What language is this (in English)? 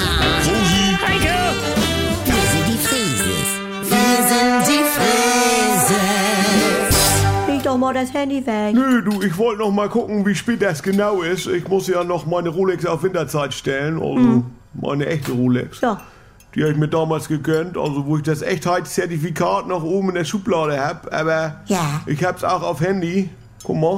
German